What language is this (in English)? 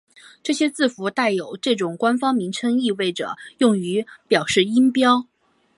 Chinese